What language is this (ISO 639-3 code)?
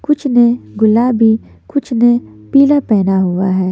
hin